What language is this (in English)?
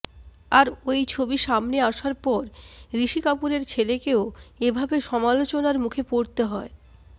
Bangla